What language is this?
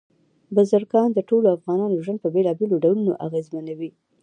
Pashto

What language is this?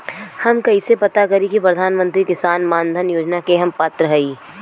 Bhojpuri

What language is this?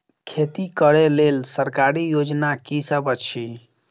Maithili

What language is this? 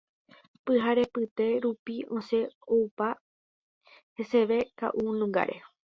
Guarani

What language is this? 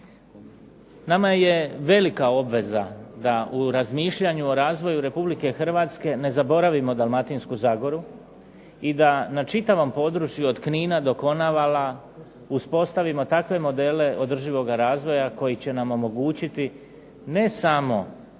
Croatian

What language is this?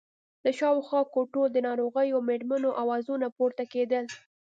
Pashto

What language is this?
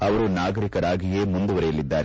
Kannada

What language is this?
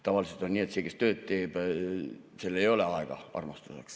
Estonian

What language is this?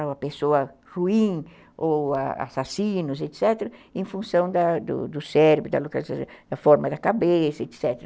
Portuguese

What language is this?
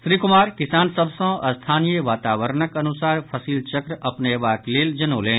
Maithili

